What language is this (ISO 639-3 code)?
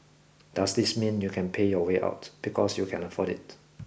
eng